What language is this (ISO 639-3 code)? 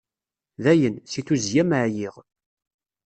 kab